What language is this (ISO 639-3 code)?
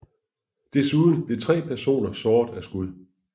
dan